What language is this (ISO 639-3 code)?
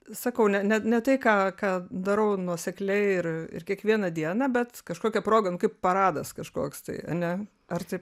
lit